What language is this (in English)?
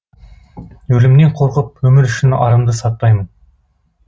Kazakh